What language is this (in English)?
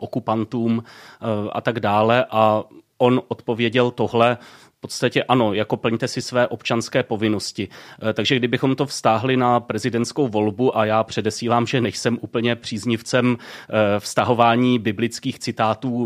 Czech